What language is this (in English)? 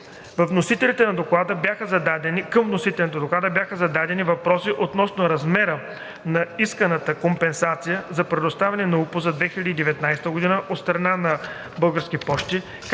Bulgarian